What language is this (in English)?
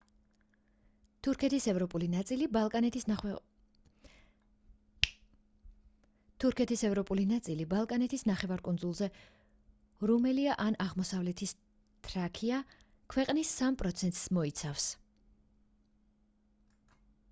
Georgian